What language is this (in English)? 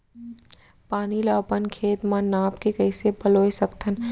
Chhattisgarhi